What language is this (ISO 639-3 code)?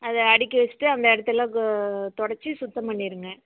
tam